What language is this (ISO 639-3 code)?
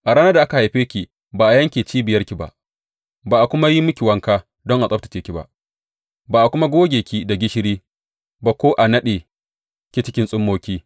hau